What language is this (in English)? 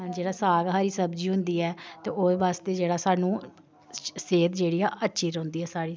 Dogri